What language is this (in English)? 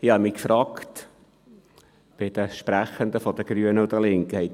Swiss German